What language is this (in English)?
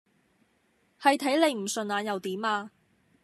Cantonese